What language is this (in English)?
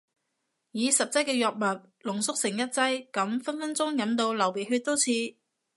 Cantonese